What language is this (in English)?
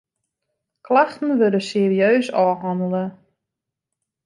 Western Frisian